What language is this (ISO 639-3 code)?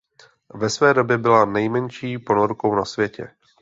ces